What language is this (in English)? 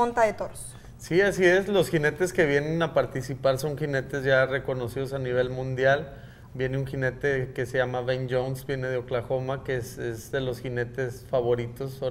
Spanish